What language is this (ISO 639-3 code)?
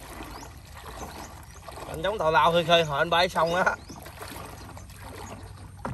vie